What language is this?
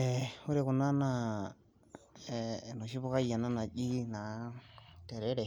Masai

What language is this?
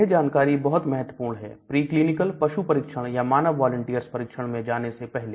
Hindi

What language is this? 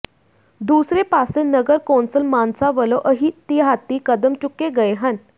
Punjabi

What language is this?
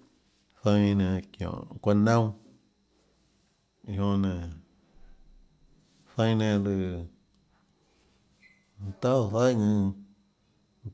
Tlacoatzintepec Chinantec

